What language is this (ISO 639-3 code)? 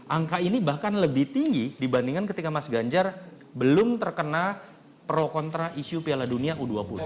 ind